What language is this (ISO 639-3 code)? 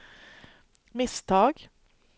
swe